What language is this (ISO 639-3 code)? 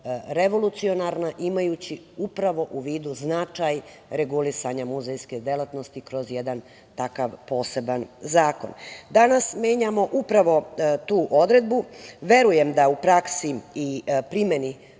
srp